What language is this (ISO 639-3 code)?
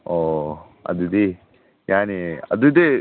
mni